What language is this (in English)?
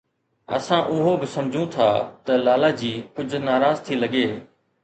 Sindhi